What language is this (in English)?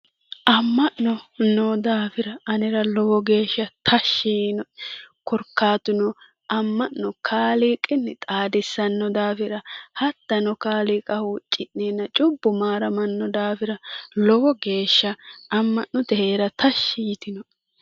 Sidamo